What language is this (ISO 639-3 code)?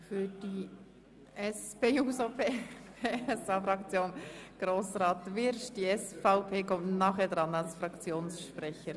gsw